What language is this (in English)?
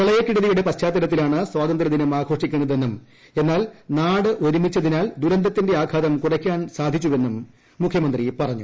Malayalam